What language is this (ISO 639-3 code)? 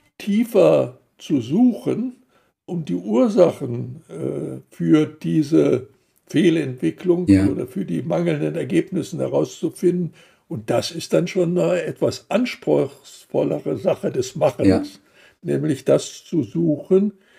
deu